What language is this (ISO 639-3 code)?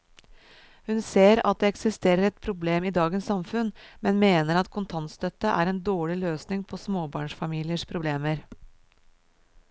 nor